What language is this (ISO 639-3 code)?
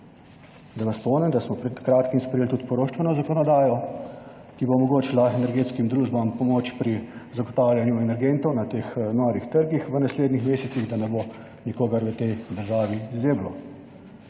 slv